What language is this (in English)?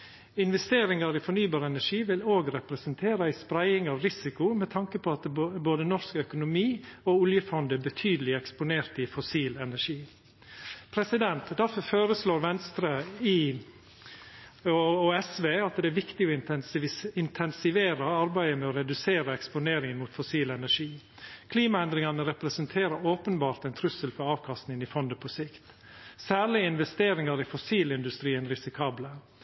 Norwegian Nynorsk